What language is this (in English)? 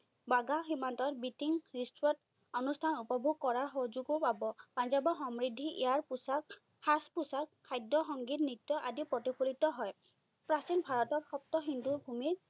Assamese